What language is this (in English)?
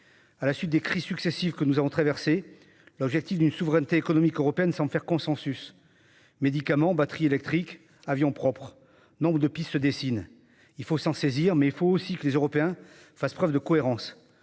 French